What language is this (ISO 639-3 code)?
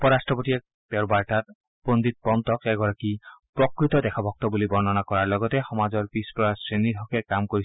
asm